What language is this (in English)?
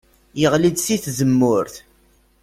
Kabyle